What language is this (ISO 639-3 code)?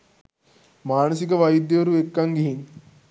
sin